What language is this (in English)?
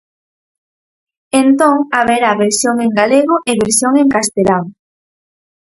Galician